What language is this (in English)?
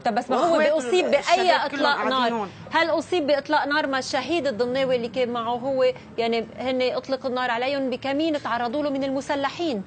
Arabic